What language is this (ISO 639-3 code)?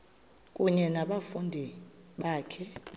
xho